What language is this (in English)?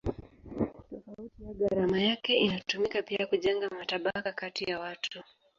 Swahili